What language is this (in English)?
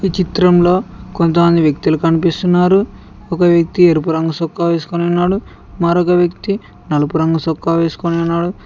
Telugu